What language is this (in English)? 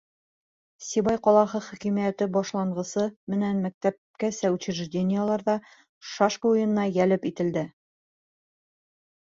Bashkir